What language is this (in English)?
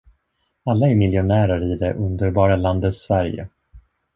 Swedish